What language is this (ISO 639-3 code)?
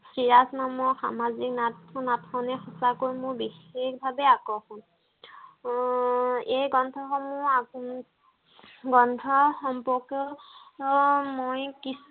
asm